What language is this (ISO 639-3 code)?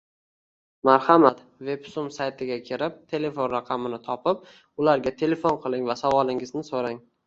uzb